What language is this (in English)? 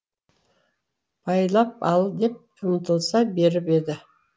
Kazakh